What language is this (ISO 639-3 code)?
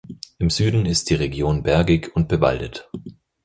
deu